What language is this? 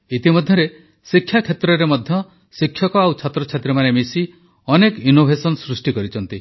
Odia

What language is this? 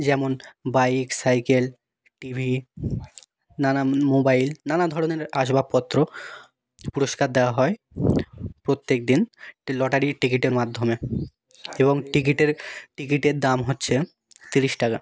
Bangla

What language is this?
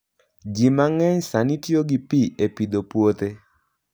Luo (Kenya and Tanzania)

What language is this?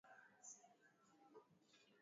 Swahili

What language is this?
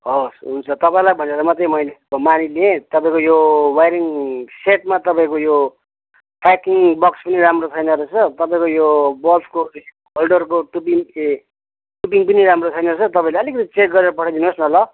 Nepali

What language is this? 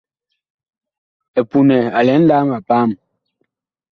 Bakoko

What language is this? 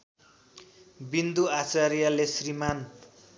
Nepali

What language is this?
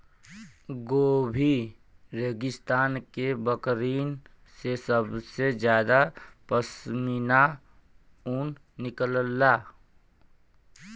Bhojpuri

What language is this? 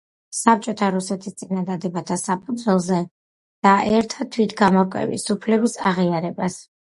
Georgian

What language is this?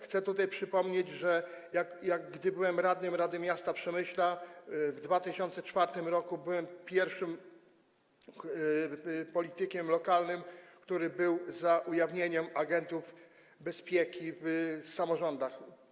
Polish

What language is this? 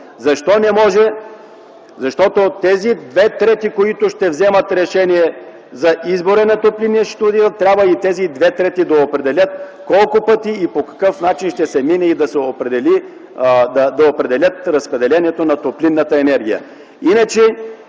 Bulgarian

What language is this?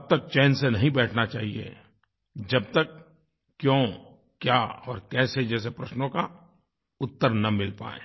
Hindi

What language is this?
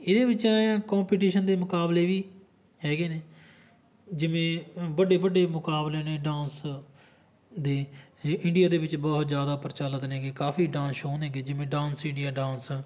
Punjabi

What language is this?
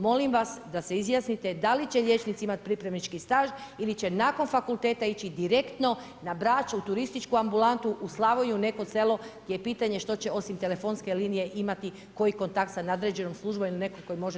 Croatian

